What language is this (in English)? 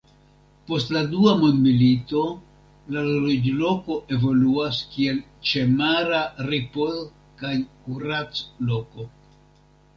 Esperanto